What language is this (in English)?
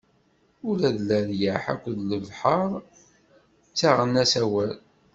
Kabyle